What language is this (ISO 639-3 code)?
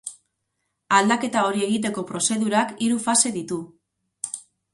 eus